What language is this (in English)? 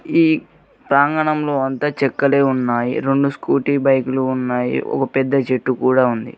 Telugu